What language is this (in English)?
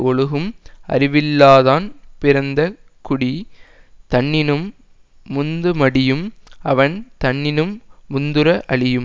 Tamil